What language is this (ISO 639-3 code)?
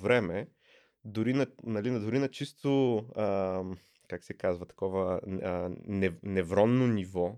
bul